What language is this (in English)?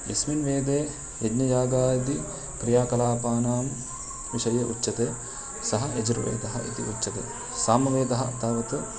Sanskrit